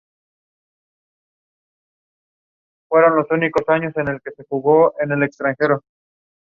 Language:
English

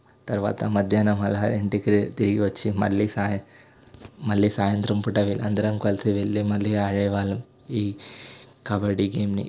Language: Telugu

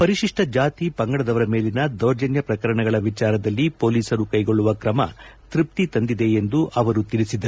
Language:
Kannada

